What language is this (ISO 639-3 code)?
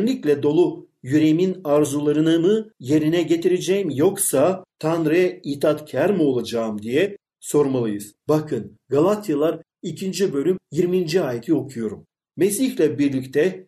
tur